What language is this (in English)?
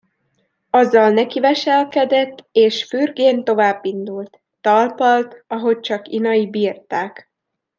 Hungarian